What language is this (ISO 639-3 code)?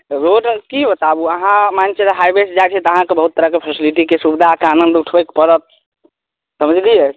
mai